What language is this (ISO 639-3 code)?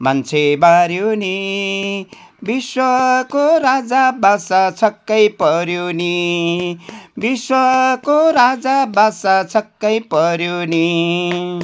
nep